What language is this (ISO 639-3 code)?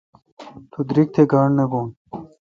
xka